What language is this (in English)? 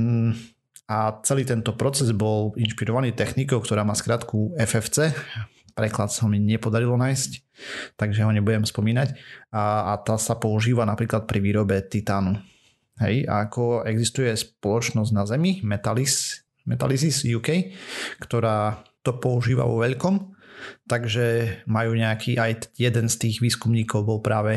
Slovak